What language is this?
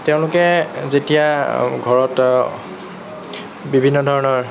Assamese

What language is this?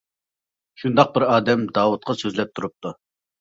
Uyghur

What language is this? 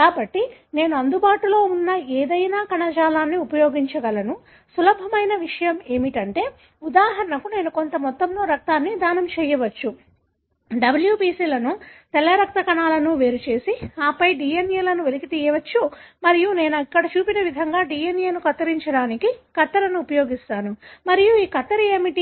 Telugu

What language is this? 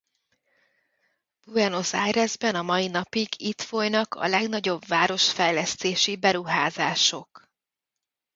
Hungarian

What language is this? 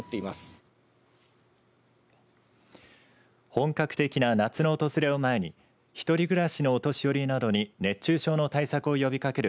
Japanese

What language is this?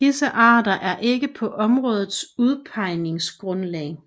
Danish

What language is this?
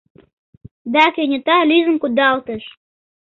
Mari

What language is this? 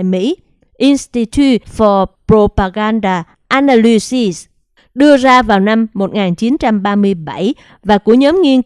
Vietnamese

